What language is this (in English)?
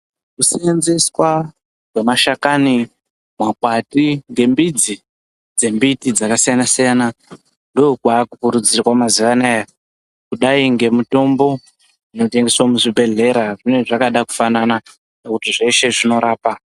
Ndau